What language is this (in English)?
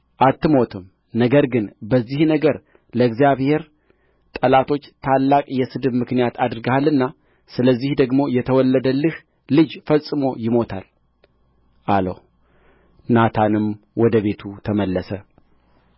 Amharic